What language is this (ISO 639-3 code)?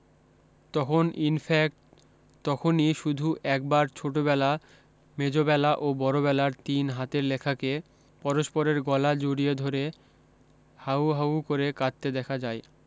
ben